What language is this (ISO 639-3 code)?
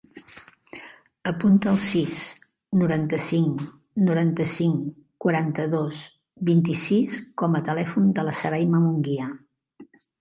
cat